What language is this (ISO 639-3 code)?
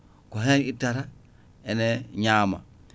ful